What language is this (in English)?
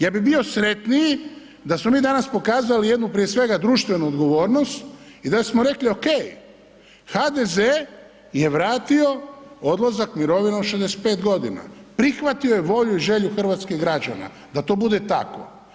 Croatian